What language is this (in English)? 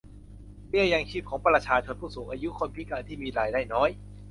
Thai